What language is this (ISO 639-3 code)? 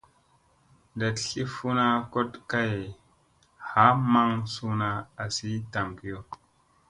mse